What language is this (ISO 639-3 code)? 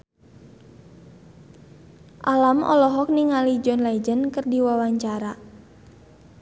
sun